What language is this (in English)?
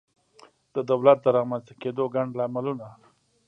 Pashto